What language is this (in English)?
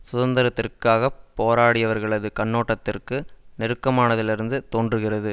Tamil